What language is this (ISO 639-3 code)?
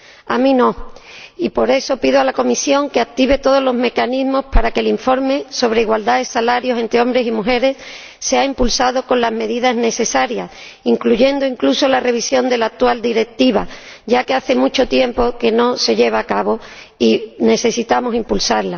spa